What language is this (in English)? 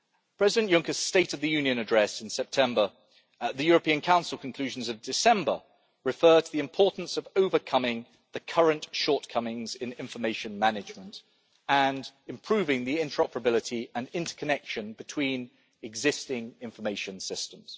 English